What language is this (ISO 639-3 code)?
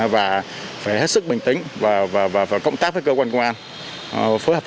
vie